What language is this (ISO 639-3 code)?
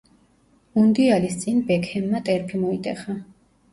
kat